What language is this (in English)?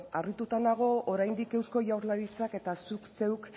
Basque